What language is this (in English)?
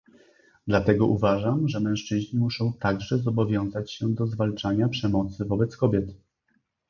Polish